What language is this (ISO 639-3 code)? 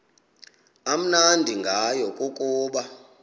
xho